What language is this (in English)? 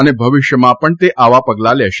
Gujarati